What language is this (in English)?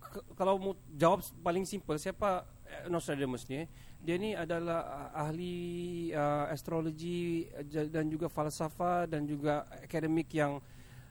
Malay